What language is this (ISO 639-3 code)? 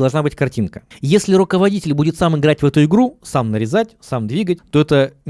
rus